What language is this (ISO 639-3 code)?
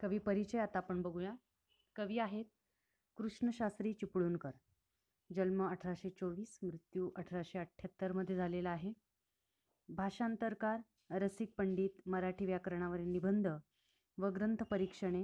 hin